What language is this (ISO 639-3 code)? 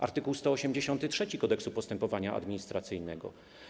pol